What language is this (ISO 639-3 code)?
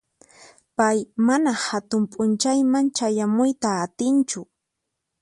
qxp